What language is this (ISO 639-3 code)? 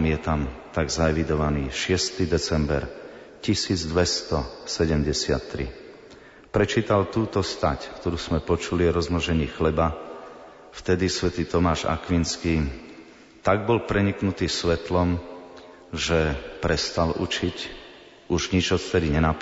slk